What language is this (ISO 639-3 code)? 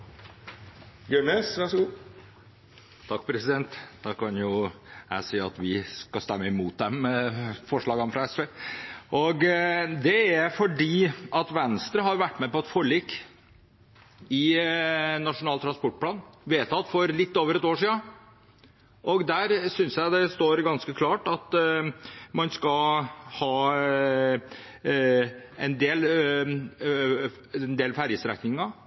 nor